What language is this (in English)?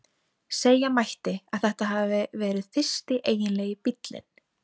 Icelandic